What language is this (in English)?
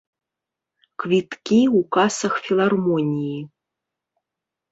Belarusian